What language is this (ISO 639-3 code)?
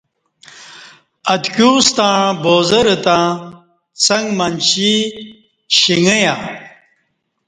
bsh